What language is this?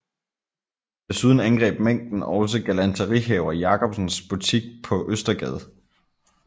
Danish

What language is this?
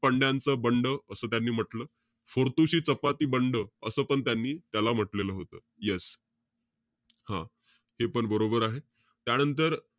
Marathi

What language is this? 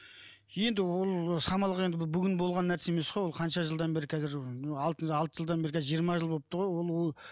Kazakh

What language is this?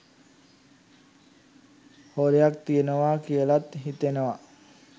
Sinhala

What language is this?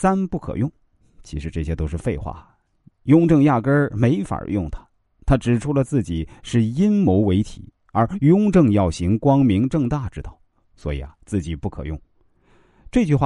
Chinese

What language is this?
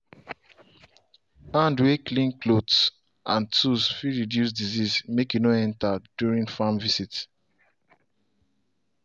Nigerian Pidgin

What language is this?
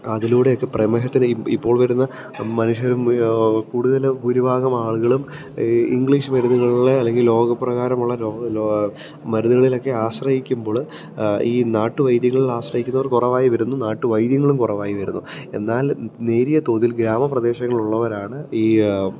Malayalam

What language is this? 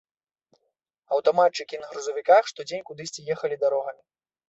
Belarusian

